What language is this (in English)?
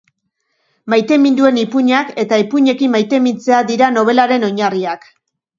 Basque